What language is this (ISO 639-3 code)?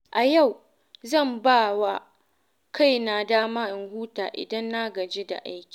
hau